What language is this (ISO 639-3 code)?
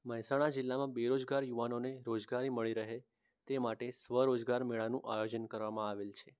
guj